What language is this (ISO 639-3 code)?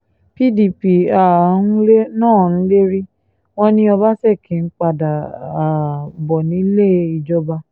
yor